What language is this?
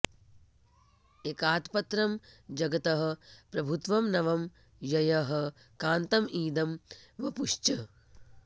Sanskrit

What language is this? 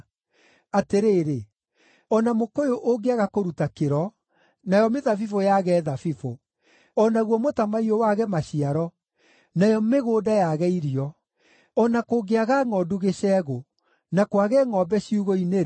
Kikuyu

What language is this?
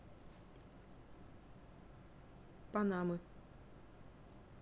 Russian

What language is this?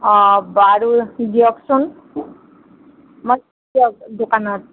Assamese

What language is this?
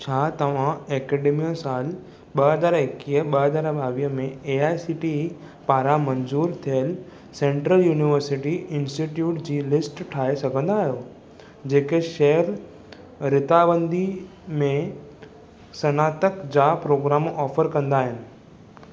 Sindhi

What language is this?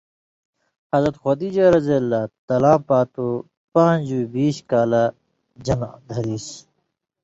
Indus Kohistani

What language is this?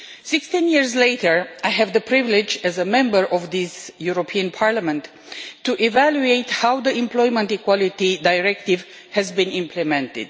English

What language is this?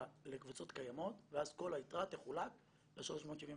Hebrew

